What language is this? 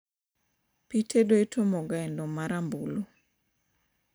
Luo (Kenya and Tanzania)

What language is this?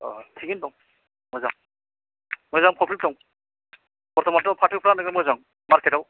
Bodo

